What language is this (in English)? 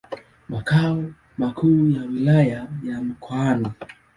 Swahili